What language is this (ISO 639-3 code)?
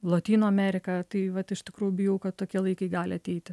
lit